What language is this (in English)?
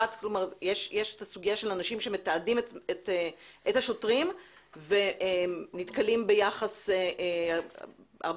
Hebrew